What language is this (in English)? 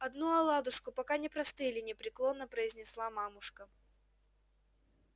Russian